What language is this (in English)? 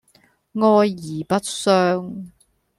Cantonese